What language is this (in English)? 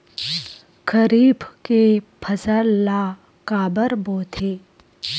Chhattisgarhi